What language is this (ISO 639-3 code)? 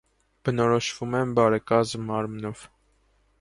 hye